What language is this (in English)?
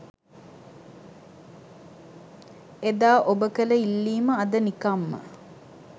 Sinhala